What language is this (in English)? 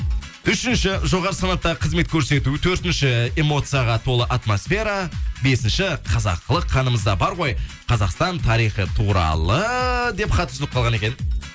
Kazakh